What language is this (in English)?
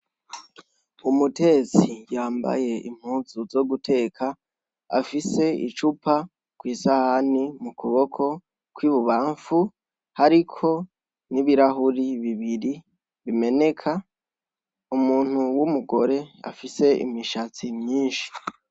Rundi